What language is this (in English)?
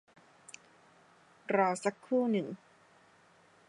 Thai